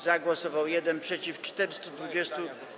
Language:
Polish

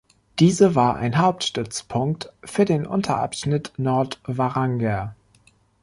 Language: German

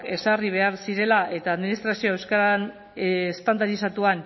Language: Basque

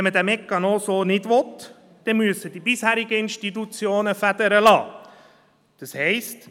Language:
Swiss German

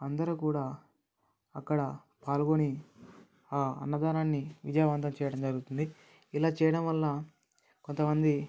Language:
Telugu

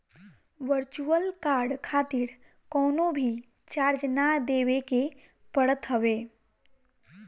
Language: Bhojpuri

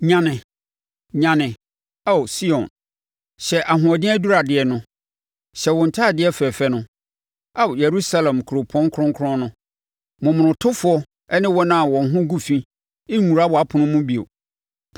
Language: Akan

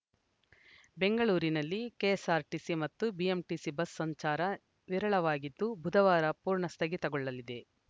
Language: Kannada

